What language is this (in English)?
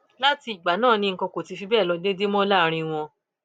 Yoruba